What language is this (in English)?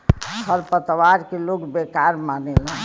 Bhojpuri